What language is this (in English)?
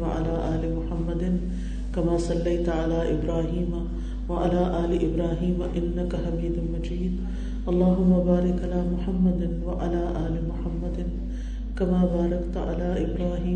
Urdu